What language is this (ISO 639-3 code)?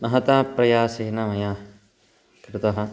san